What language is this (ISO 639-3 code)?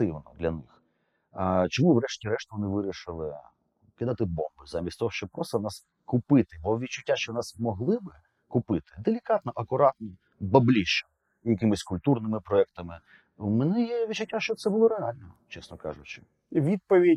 ukr